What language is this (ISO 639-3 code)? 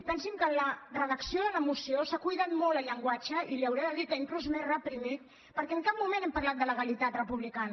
cat